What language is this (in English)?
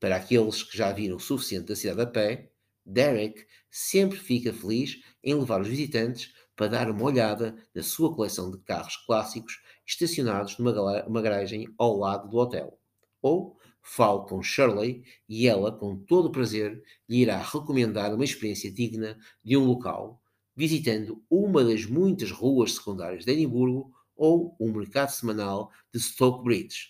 Portuguese